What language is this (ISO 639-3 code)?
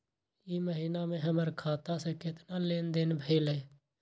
mag